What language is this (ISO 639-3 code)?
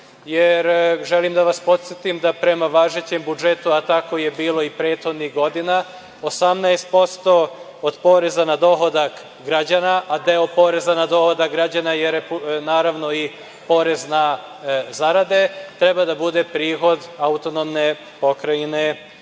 srp